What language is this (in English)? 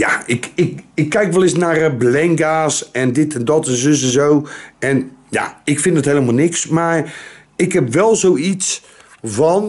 Dutch